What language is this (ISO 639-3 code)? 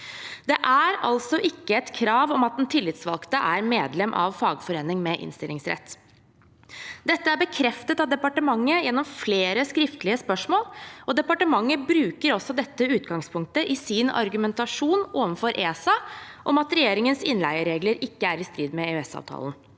nor